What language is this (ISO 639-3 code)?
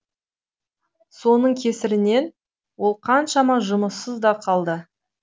kaz